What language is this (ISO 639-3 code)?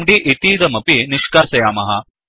san